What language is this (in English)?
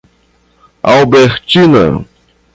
Portuguese